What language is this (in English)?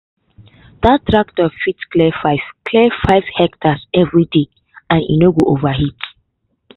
Nigerian Pidgin